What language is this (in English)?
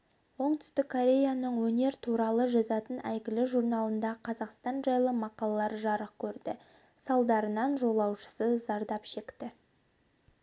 Kazakh